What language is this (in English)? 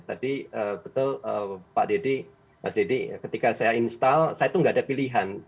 Indonesian